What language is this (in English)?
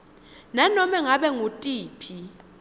Swati